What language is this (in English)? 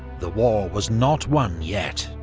English